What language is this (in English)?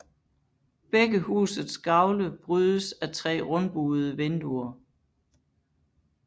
Danish